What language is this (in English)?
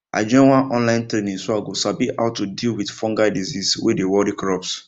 Nigerian Pidgin